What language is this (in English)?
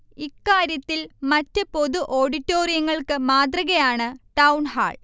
Malayalam